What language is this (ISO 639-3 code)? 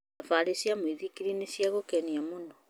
kik